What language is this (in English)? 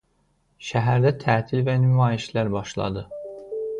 Azerbaijani